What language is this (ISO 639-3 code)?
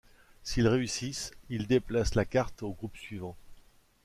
fra